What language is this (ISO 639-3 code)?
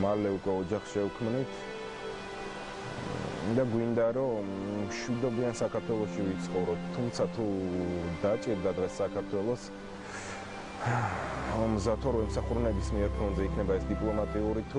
ron